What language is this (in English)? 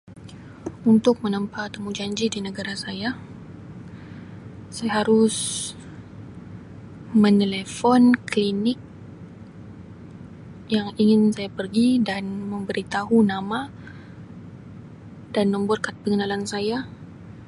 Sabah Malay